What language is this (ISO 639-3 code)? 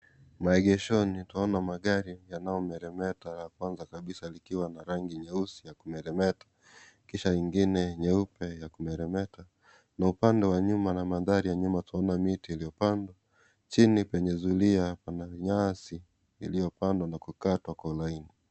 swa